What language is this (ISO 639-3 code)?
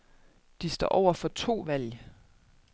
dan